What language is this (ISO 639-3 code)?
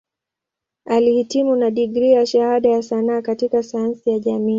swa